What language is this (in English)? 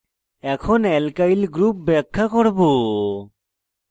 Bangla